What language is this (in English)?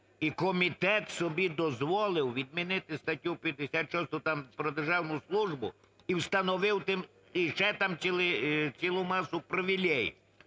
Ukrainian